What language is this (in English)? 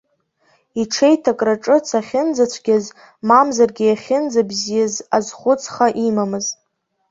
Abkhazian